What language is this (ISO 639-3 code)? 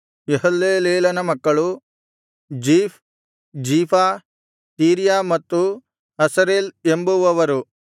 kan